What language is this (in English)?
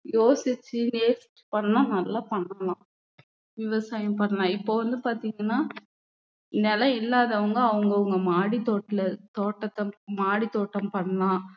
Tamil